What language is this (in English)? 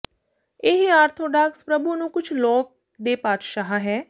Punjabi